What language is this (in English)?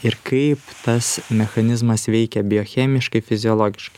Lithuanian